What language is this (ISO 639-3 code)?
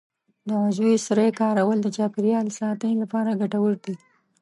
pus